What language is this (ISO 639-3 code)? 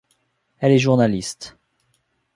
fra